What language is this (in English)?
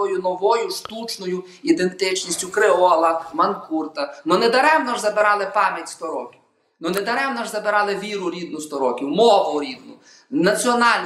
Ukrainian